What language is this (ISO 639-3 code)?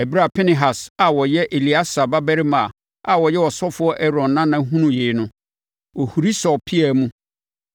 aka